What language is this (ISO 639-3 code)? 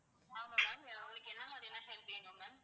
tam